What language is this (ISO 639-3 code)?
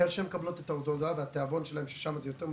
heb